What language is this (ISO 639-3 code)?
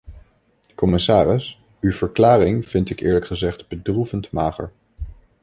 nld